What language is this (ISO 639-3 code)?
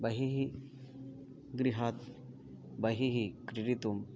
san